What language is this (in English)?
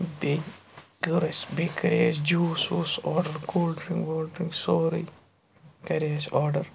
Kashmiri